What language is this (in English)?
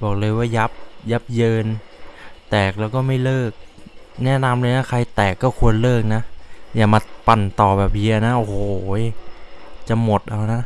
Thai